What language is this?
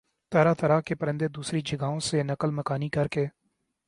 Urdu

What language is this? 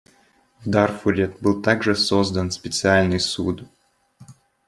Russian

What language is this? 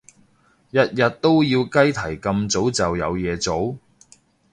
Cantonese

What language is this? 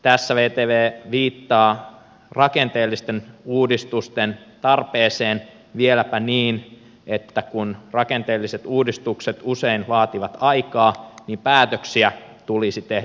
Finnish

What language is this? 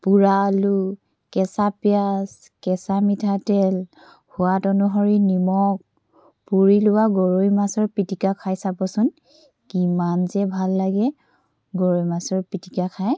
Assamese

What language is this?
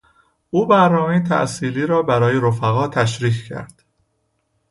Persian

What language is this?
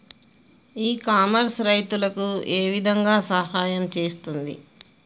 Telugu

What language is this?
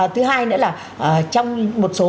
Vietnamese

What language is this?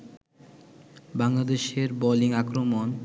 Bangla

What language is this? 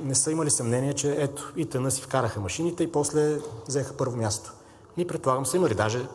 Bulgarian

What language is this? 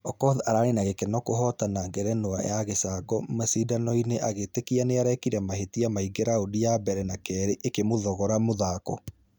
Kikuyu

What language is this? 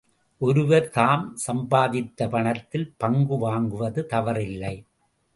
Tamil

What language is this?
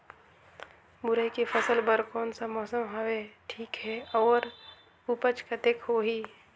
Chhattisgarhi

